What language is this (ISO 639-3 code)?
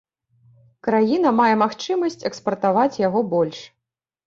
bel